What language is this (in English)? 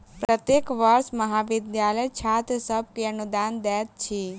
Maithili